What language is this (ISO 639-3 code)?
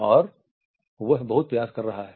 hin